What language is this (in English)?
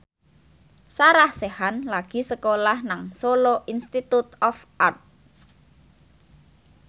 Javanese